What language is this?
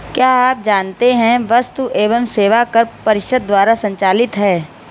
Hindi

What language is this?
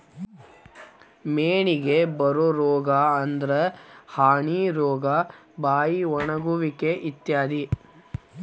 Kannada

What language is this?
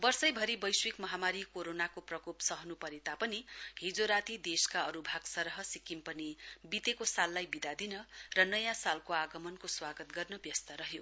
Nepali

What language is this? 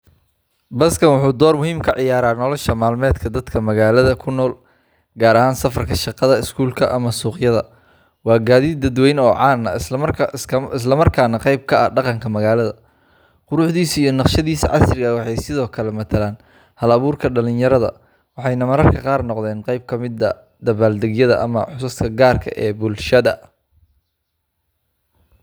Somali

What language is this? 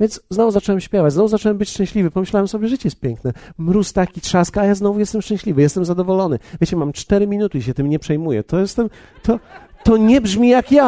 Polish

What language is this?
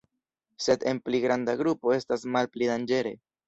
Esperanto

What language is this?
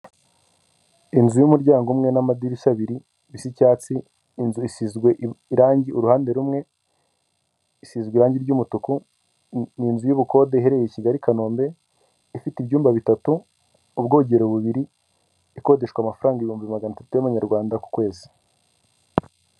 Kinyarwanda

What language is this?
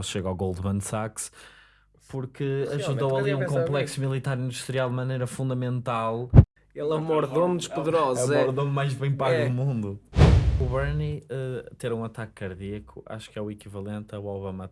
Portuguese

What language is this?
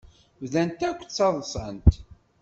Kabyle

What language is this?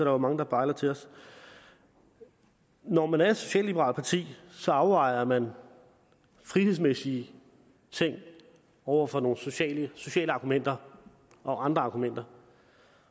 Danish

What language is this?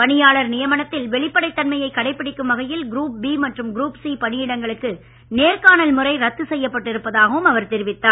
Tamil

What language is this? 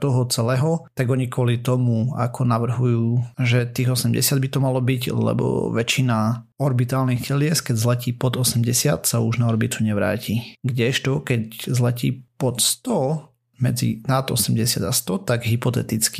Slovak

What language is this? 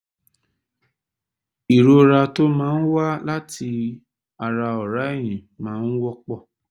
Yoruba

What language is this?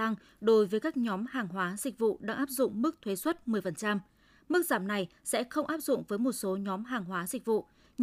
Vietnamese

